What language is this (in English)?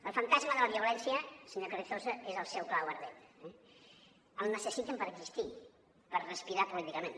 Catalan